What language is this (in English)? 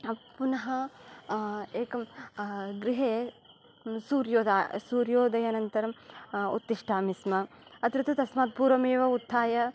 Sanskrit